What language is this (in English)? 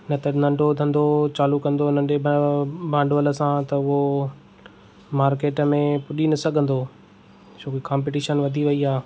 Sindhi